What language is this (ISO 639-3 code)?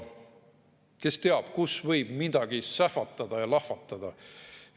est